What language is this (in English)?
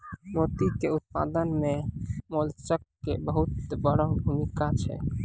Maithili